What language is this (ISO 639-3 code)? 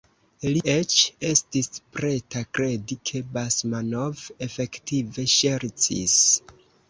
epo